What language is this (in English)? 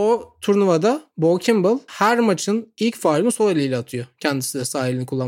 Turkish